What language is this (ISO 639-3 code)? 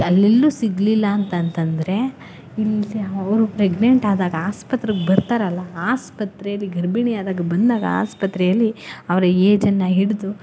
kan